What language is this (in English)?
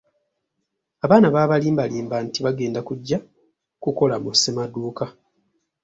Ganda